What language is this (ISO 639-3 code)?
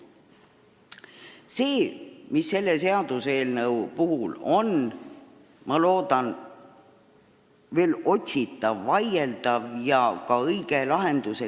est